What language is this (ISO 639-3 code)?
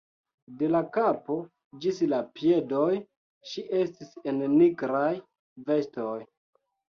epo